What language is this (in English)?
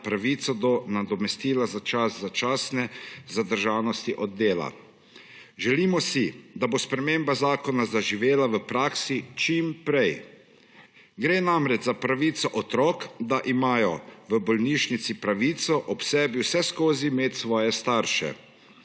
Slovenian